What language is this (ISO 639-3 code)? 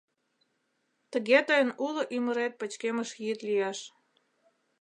chm